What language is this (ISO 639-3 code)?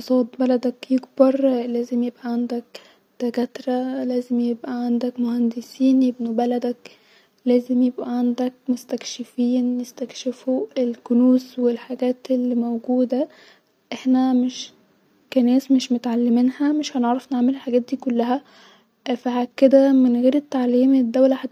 arz